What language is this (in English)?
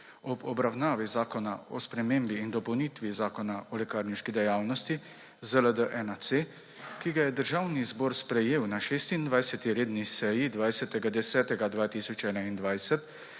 Slovenian